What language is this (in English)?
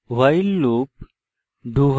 Bangla